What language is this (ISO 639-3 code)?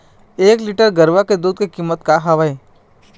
hne